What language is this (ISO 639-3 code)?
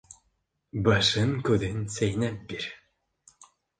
bak